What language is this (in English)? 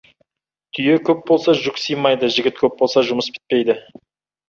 Kazakh